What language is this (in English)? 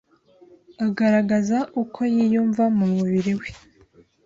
Kinyarwanda